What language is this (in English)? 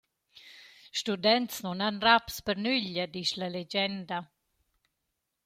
Romansh